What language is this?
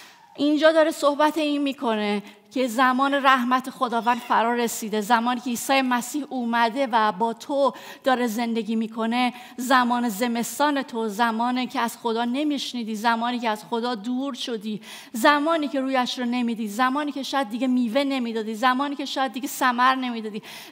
Persian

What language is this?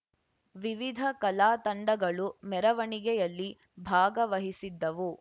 Kannada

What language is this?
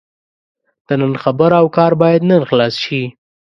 Pashto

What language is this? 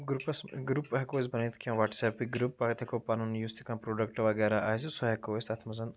Kashmiri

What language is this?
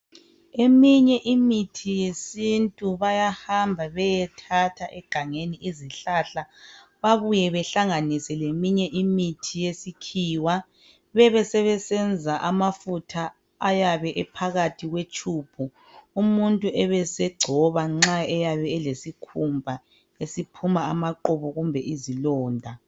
North Ndebele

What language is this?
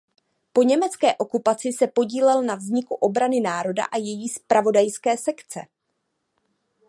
Czech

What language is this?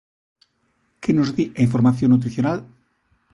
Galician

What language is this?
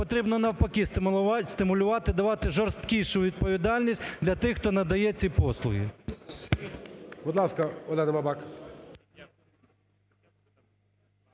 Ukrainian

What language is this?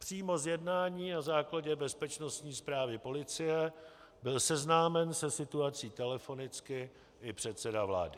Czech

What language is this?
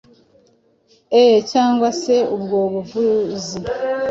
Kinyarwanda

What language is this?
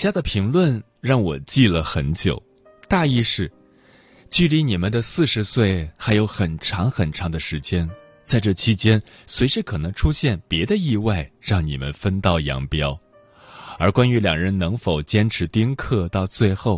Chinese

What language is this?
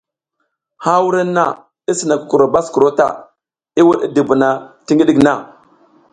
South Giziga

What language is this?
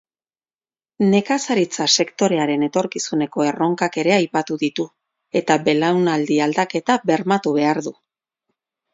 Basque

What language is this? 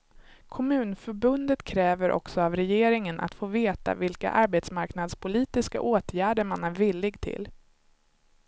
Swedish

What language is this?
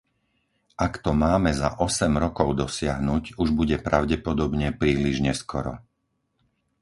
Slovak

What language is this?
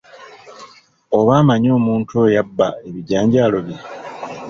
Ganda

